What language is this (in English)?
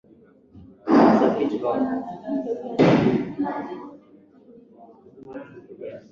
Swahili